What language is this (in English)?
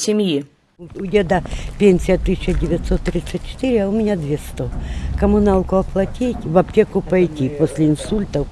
Ukrainian